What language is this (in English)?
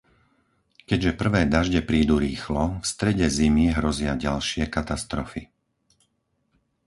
Slovak